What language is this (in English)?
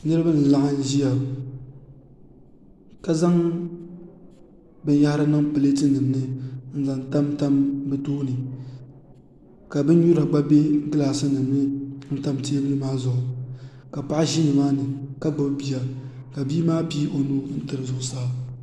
Dagbani